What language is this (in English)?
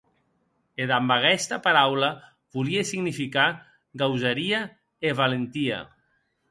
Occitan